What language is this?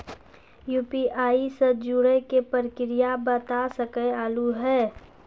Maithili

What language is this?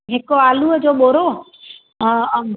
Sindhi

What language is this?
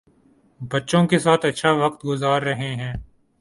Urdu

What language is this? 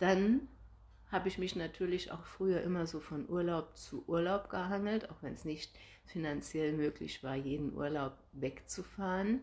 German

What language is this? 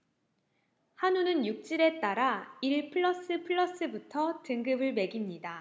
Korean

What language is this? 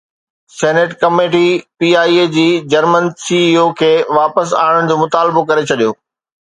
Sindhi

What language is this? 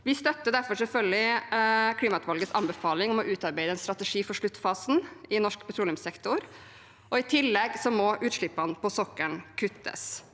Norwegian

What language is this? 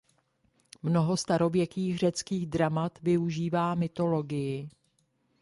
Czech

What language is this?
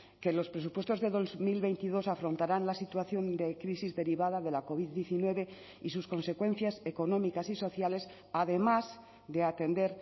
Spanish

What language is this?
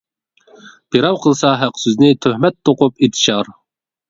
Uyghur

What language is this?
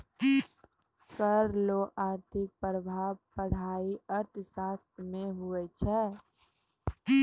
Maithili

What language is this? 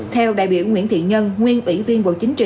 Vietnamese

